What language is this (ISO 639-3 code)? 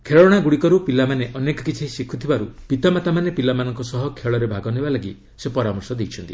ori